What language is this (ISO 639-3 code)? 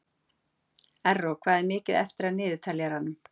isl